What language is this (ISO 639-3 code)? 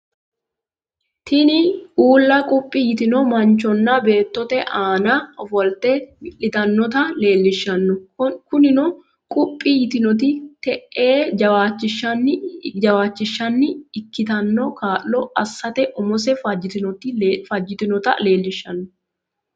sid